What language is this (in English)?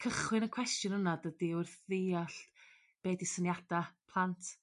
Welsh